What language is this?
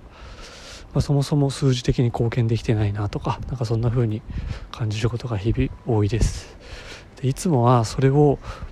Japanese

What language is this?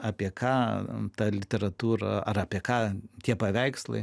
Lithuanian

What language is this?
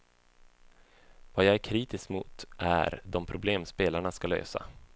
Swedish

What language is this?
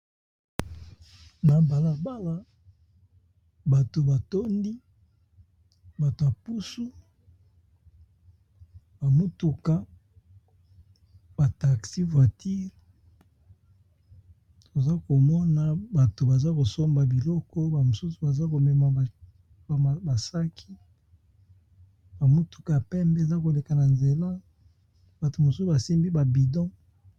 Lingala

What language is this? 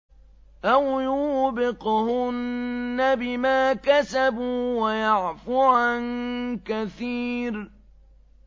Arabic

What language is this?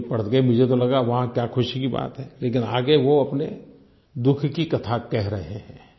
Hindi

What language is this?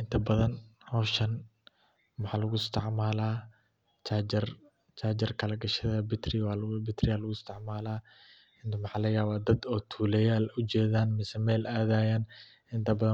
Somali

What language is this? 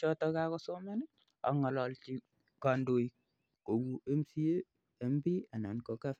Kalenjin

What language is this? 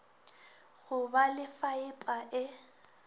Northern Sotho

